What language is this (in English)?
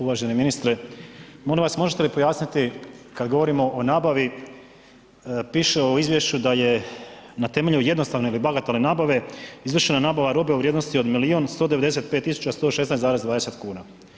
Croatian